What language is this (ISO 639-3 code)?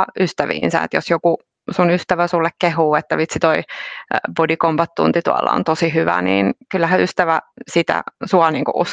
fin